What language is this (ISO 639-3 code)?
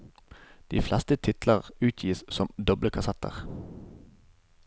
nor